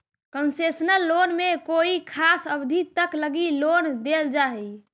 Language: Magahi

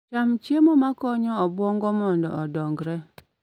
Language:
Luo (Kenya and Tanzania)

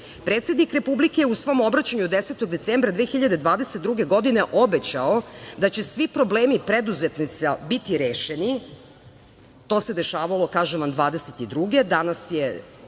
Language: Serbian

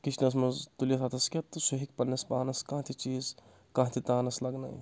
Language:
Kashmiri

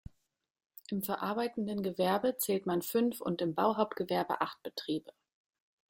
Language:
German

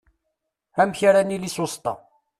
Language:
Kabyle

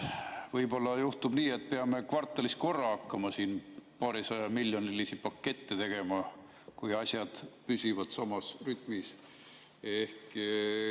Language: Estonian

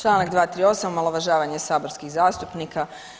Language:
Croatian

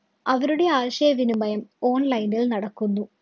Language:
Malayalam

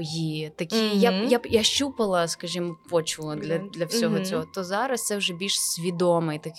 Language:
Ukrainian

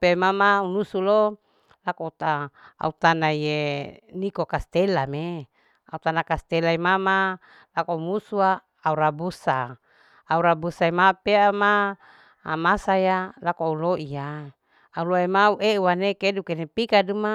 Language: Larike-Wakasihu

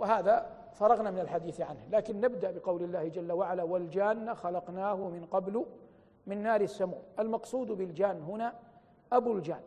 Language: Arabic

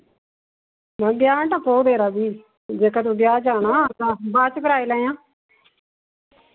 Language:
Dogri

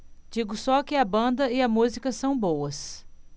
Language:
Portuguese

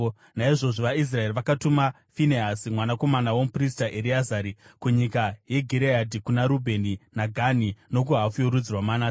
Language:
Shona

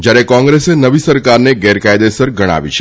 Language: Gujarati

